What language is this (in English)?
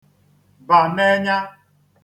Igbo